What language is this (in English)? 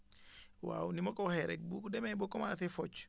Wolof